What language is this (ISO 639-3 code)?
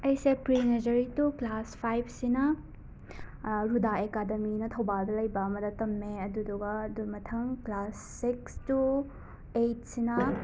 mni